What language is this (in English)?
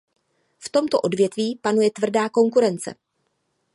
Czech